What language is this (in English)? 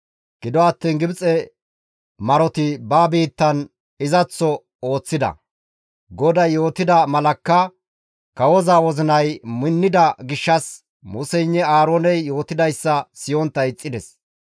Gamo